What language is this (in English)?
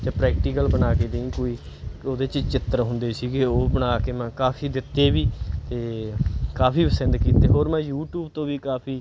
Punjabi